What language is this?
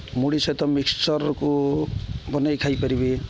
Odia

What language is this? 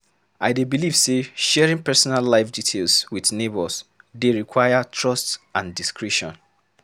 Nigerian Pidgin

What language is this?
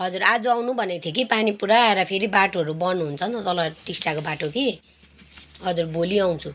Nepali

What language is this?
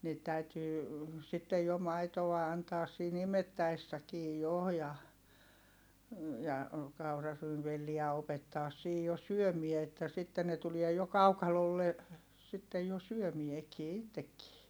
Finnish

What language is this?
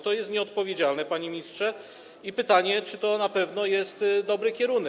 Polish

